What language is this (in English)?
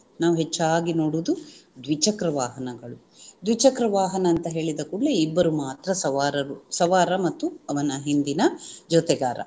Kannada